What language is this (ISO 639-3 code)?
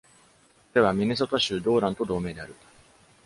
jpn